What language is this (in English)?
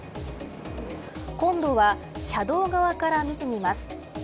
Japanese